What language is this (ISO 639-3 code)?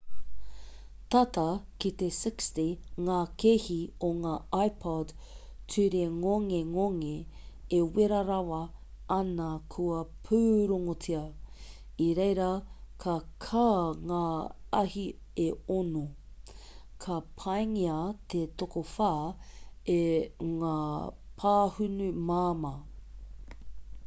mri